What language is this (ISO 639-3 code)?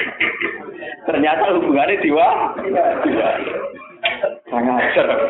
ind